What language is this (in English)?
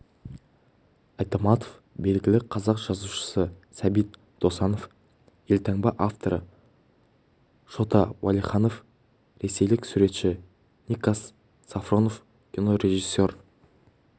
Kazakh